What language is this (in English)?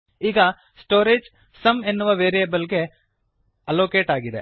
Kannada